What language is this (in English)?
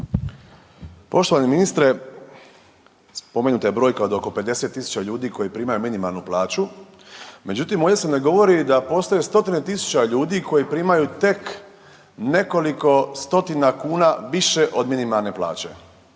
Croatian